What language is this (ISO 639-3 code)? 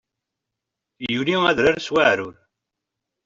kab